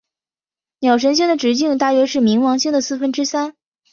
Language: Chinese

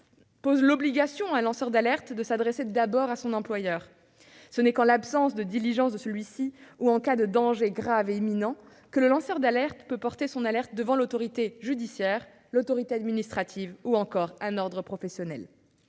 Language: French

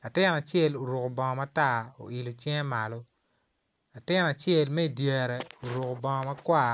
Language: Acoli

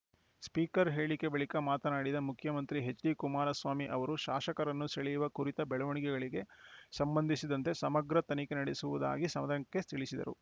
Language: Kannada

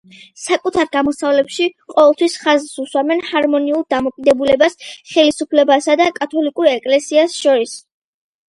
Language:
Georgian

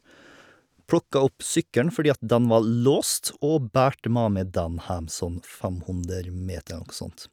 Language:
Norwegian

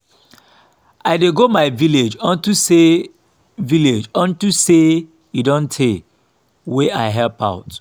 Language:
Nigerian Pidgin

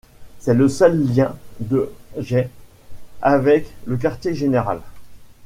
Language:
French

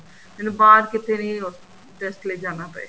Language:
Punjabi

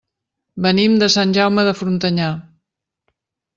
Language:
Catalan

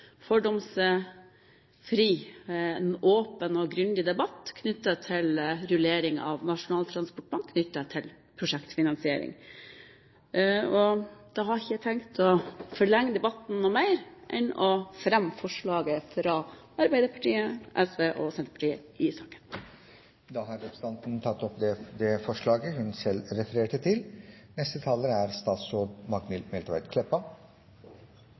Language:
Norwegian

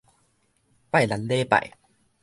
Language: Min Nan Chinese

